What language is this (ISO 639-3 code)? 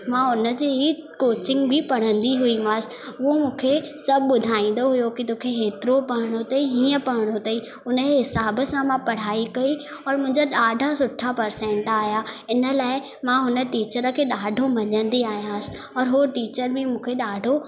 snd